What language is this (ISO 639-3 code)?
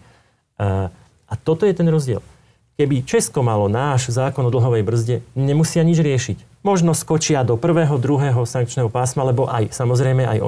slk